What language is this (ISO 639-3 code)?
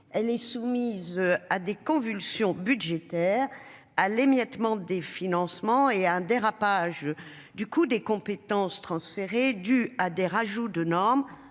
fra